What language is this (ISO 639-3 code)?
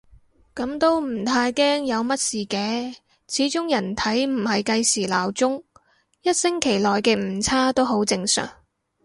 yue